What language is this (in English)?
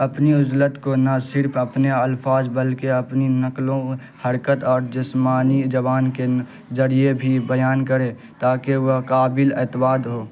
Urdu